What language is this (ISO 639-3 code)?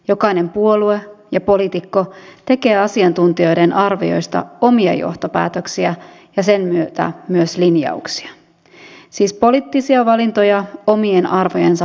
fin